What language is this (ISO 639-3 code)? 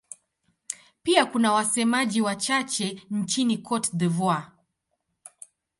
swa